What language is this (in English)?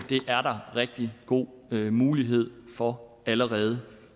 Danish